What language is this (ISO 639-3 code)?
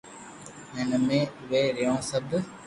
lrk